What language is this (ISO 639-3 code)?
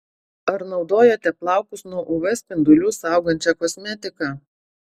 lit